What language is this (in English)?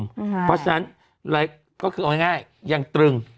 Thai